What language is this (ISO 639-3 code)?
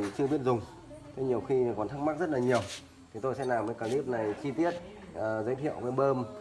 vie